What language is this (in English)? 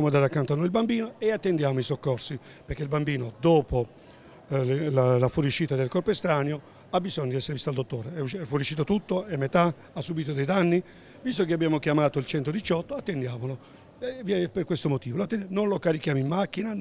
Italian